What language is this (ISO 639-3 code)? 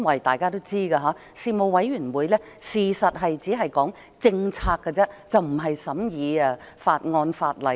yue